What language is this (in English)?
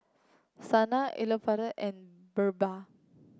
English